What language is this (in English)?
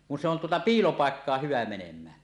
Finnish